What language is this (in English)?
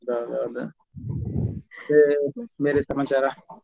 Kannada